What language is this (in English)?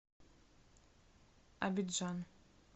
Russian